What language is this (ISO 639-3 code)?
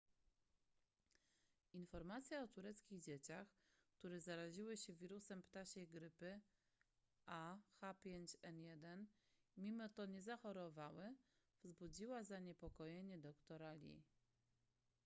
pol